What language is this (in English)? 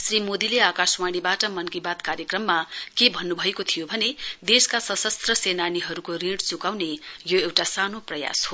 Nepali